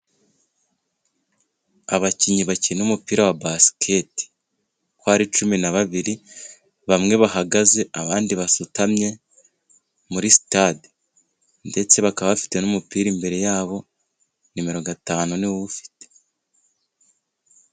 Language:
Kinyarwanda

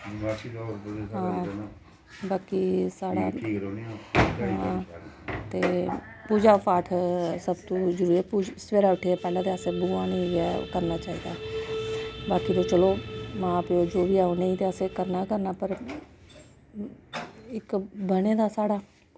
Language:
Dogri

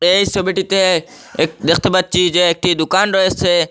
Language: Bangla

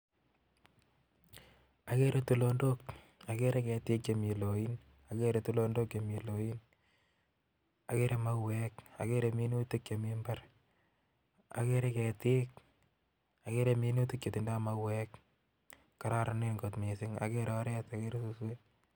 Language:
Kalenjin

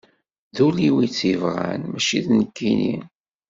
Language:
Kabyle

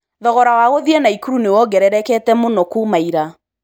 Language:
Kikuyu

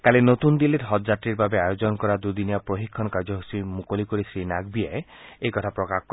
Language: Assamese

